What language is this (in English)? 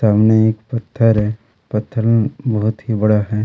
Hindi